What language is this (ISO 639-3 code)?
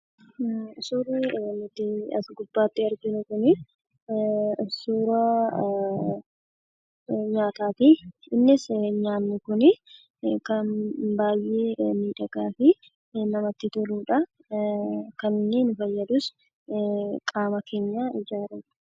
orm